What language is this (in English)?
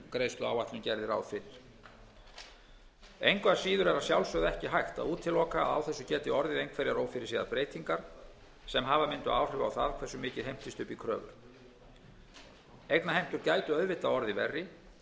Icelandic